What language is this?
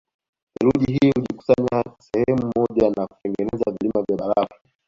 Swahili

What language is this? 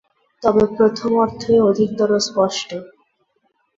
Bangla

